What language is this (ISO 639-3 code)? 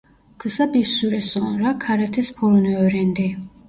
tur